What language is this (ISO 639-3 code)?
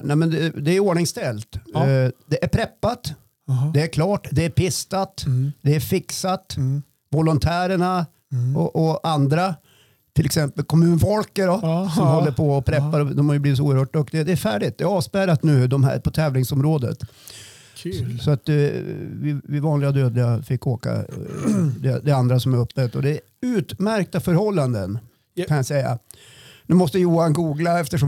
swe